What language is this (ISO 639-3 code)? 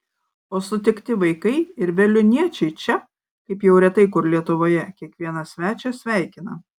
lit